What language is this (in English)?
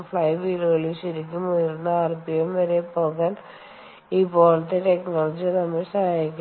Malayalam